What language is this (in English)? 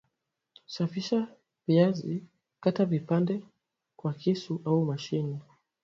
Swahili